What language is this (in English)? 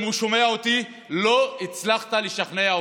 Hebrew